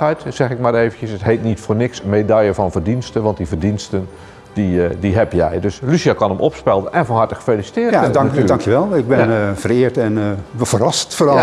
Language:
Dutch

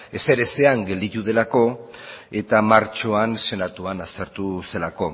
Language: Basque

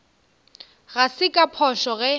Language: Northern Sotho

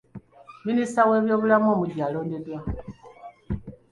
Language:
Ganda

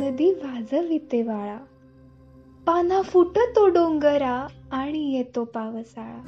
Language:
Marathi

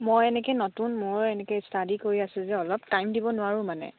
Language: Assamese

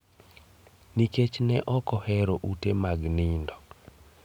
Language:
Luo (Kenya and Tanzania)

